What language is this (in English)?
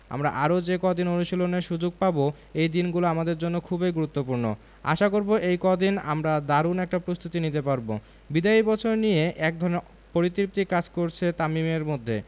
Bangla